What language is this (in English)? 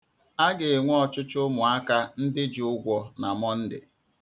Igbo